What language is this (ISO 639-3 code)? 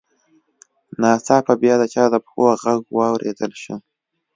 pus